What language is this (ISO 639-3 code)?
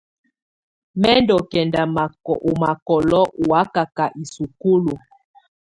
tvu